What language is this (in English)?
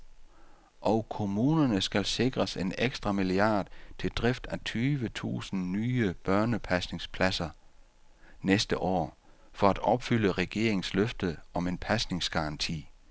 Danish